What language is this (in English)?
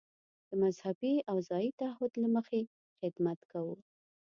Pashto